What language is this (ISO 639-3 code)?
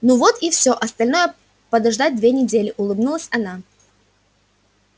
rus